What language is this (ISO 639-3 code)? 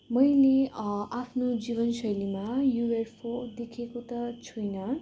nep